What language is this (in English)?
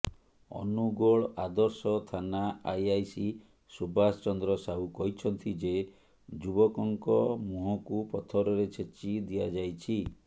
Odia